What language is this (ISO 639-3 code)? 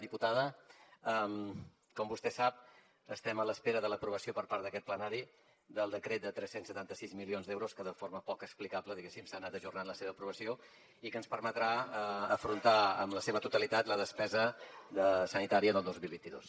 cat